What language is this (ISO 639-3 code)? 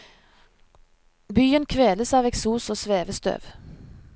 nor